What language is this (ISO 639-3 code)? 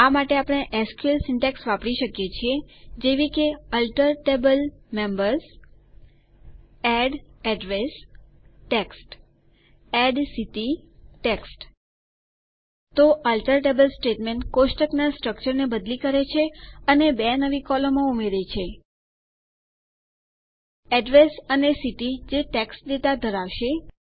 guj